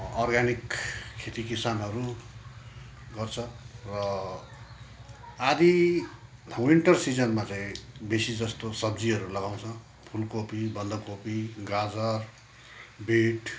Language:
Nepali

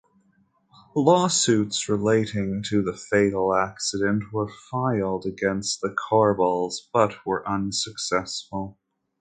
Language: English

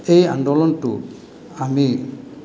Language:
Assamese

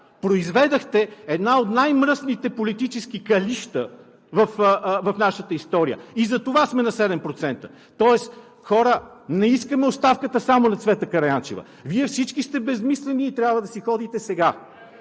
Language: Bulgarian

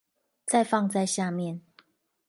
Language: Chinese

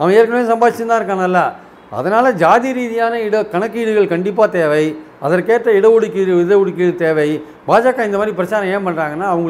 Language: Tamil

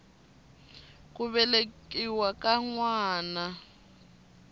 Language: Tsonga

